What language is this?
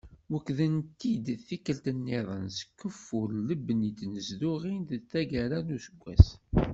Kabyle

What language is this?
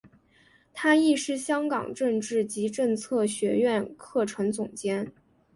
Chinese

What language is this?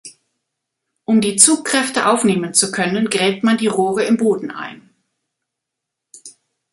German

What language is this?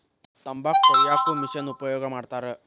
Kannada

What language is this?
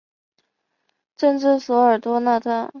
Chinese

